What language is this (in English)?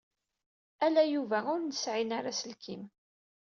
Kabyle